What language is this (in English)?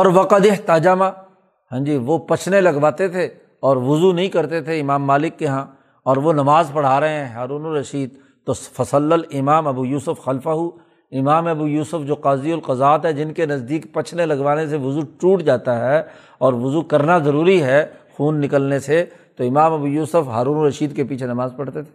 Urdu